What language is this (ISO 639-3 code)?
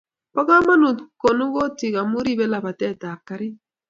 kln